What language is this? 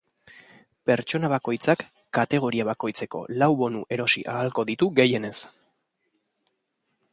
Basque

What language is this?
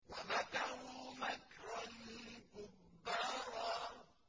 Arabic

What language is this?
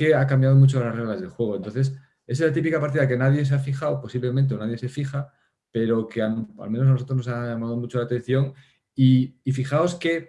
Spanish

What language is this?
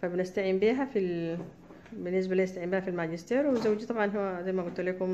Arabic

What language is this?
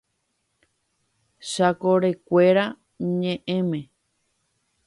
Guarani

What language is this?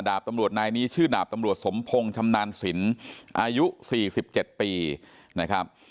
Thai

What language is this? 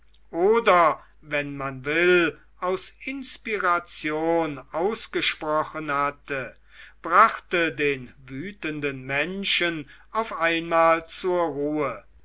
German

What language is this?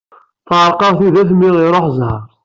Kabyle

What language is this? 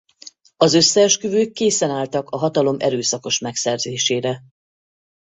Hungarian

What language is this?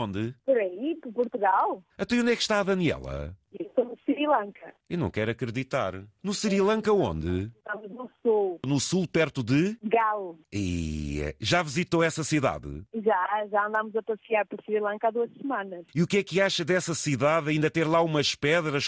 Portuguese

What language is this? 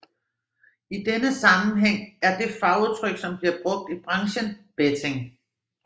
Danish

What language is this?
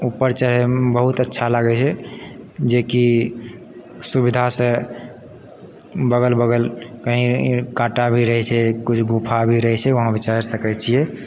Maithili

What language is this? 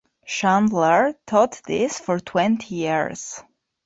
English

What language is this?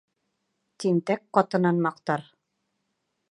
Bashkir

